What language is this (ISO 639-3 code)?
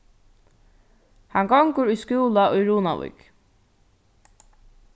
fao